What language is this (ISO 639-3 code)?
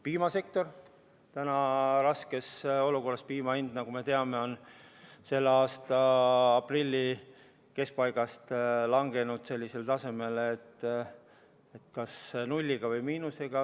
est